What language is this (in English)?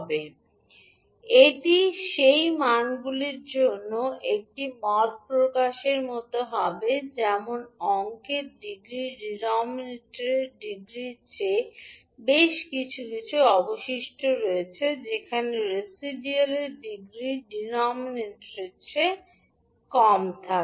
Bangla